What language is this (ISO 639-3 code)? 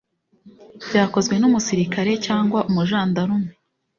kin